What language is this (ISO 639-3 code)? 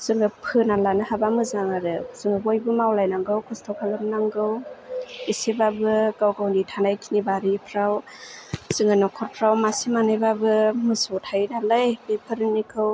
brx